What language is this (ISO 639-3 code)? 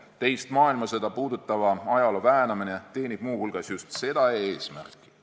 est